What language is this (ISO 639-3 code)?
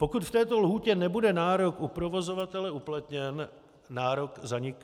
ces